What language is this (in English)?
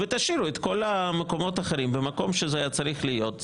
Hebrew